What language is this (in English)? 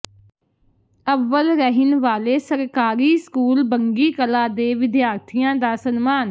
Punjabi